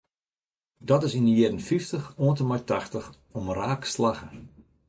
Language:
Western Frisian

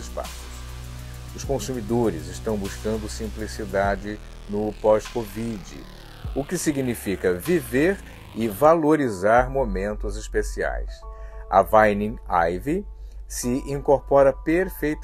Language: Portuguese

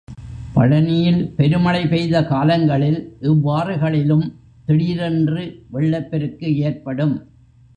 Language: Tamil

